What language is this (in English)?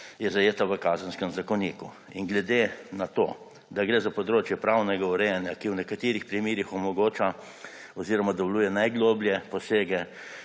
Slovenian